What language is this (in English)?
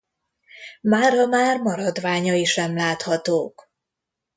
Hungarian